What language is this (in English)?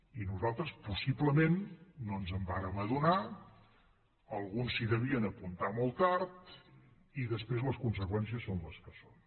Catalan